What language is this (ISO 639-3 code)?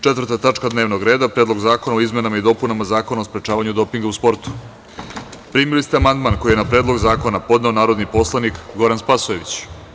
srp